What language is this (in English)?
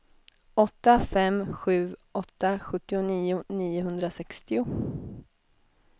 Swedish